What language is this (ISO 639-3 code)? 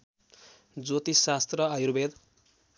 nep